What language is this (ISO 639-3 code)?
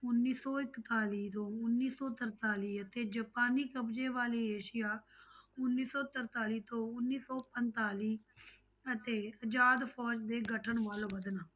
pan